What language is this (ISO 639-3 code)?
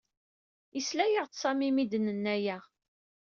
kab